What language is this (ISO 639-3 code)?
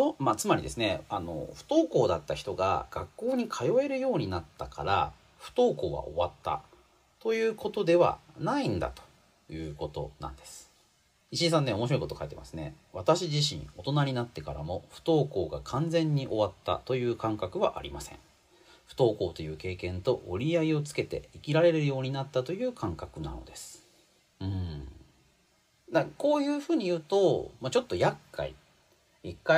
jpn